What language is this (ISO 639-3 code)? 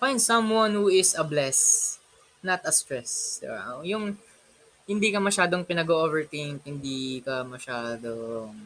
fil